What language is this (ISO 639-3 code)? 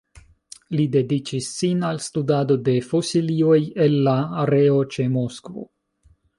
epo